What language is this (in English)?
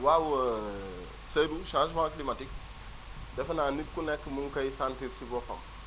Wolof